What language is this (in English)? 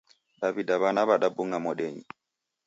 Taita